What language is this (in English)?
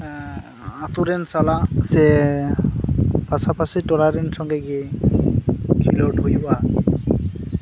Santali